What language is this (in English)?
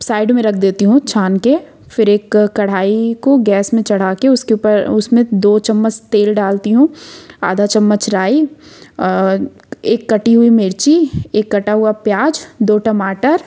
Hindi